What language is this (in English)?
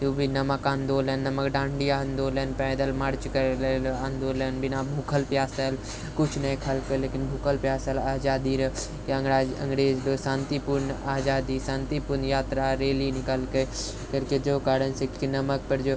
Maithili